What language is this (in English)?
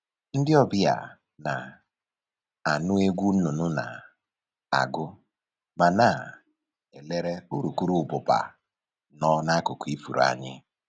Igbo